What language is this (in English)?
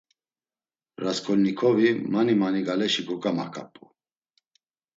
Laz